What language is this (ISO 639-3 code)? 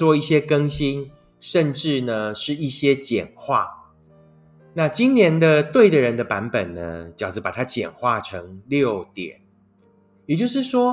zho